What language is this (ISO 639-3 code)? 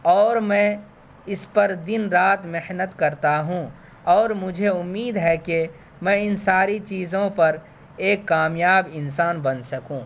urd